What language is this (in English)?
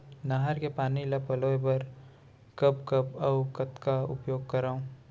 Chhattisgarhi